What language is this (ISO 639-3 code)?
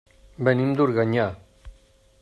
cat